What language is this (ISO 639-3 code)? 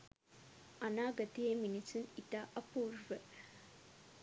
sin